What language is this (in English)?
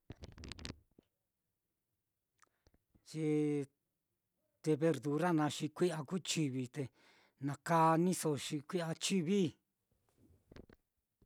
Mitlatongo Mixtec